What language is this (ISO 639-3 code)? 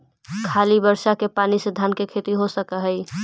mag